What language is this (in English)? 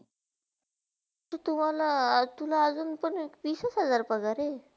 Marathi